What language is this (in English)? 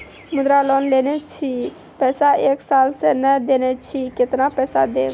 Maithili